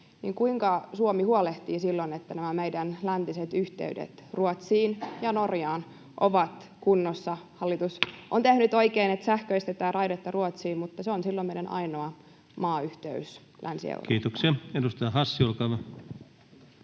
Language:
Finnish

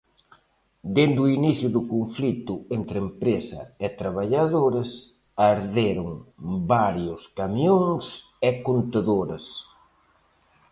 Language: Galician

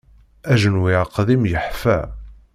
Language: Kabyle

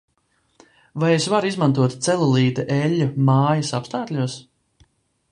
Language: Latvian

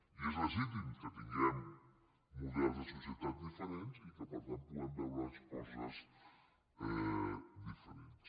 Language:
Catalan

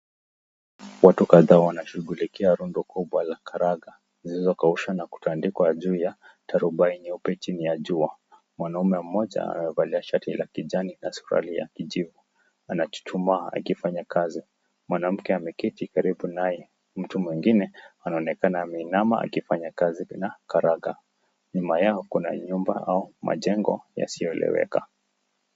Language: Swahili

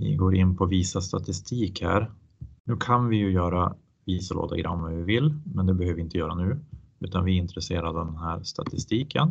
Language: Swedish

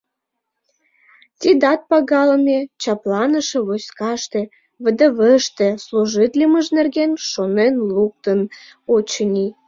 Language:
Mari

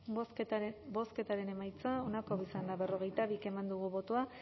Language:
Basque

